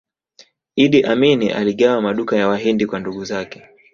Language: Swahili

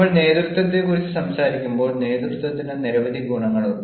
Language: Malayalam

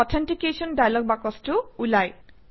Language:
Assamese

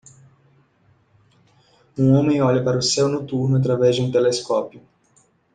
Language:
Portuguese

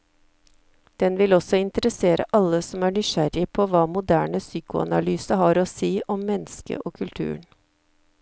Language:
Norwegian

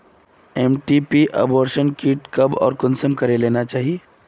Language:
Magahi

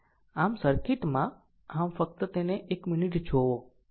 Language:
Gujarati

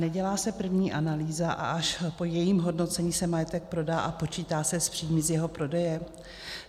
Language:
Czech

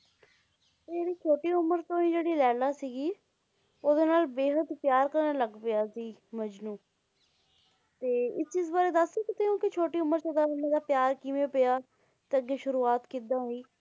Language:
Punjabi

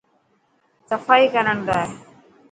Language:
Dhatki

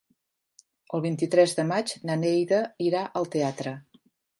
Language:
Catalan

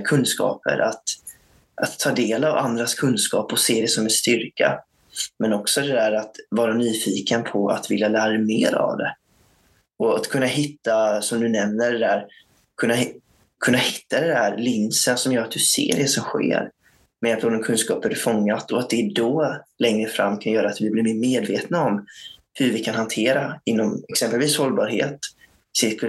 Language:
Swedish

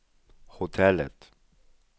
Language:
Swedish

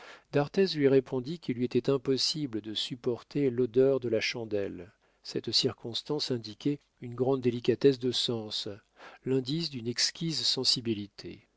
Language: French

